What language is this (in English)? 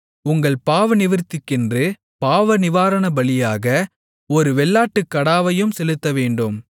Tamil